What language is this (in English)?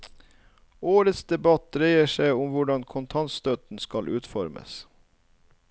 Norwegian